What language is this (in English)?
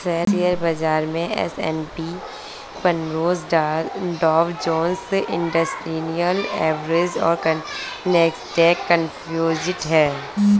Hindi